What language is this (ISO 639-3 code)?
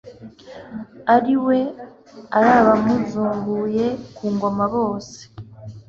kin